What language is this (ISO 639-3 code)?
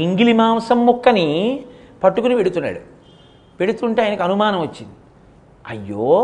tel